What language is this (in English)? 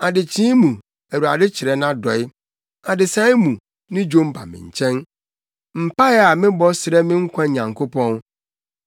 Akan